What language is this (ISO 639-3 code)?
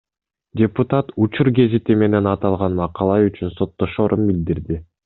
kir